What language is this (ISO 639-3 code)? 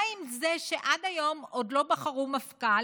heb